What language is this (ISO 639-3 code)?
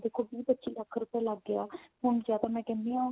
pan